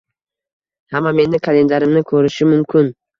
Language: Uzbek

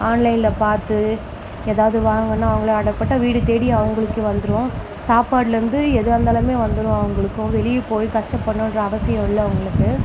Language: Tamil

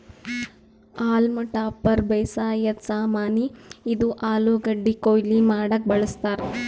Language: Kannada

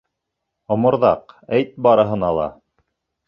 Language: Bashkir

